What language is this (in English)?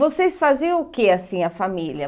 Portuguese